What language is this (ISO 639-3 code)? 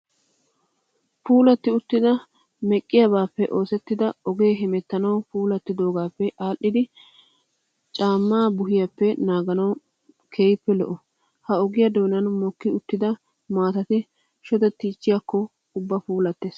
wal